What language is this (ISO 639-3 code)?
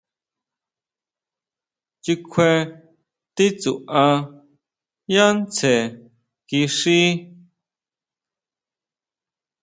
mau